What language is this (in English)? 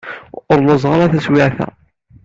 Kabyle